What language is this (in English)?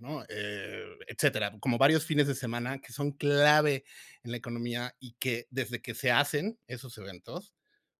Spanish